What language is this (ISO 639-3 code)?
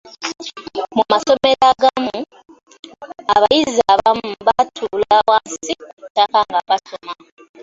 lug